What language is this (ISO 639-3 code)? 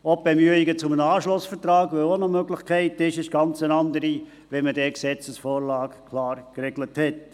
gsw